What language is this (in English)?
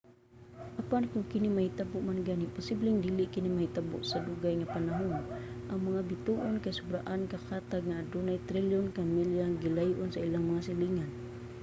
Cebuano